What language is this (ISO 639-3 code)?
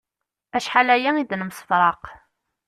kab